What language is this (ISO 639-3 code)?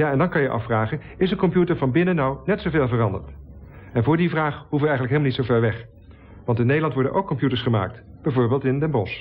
nld